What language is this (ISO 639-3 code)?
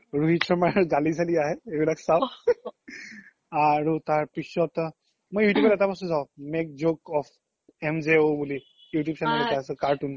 asm